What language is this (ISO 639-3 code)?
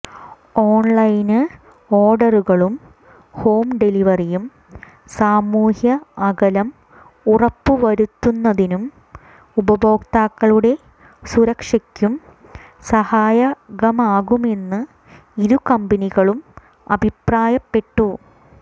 mal